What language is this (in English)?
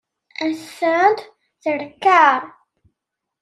Kabyle